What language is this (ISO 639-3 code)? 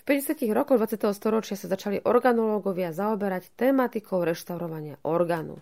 slk